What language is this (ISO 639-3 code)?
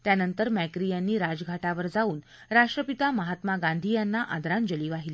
mar